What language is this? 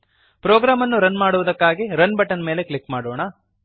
Kannada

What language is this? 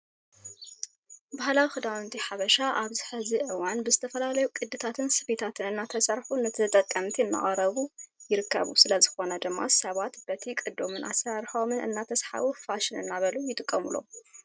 Tigrinya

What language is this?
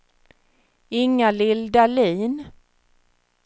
Swedish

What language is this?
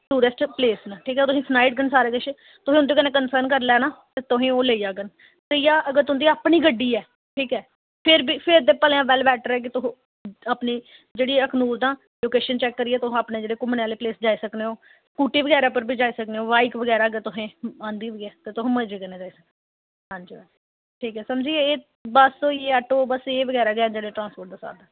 Dogri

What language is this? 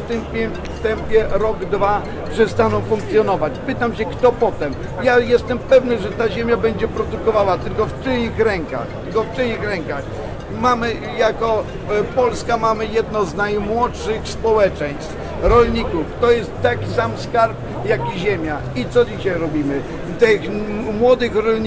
Polish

